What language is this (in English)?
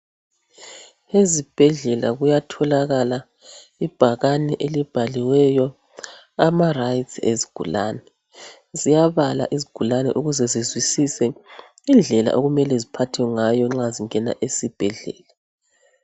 North Ndebele